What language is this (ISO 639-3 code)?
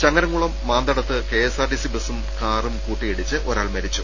mal